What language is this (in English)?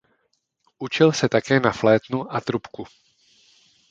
Czech